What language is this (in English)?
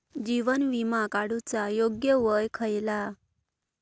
Marathi